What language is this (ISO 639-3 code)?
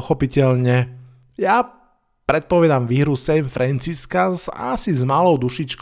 slk